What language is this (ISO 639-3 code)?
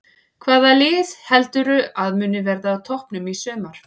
isl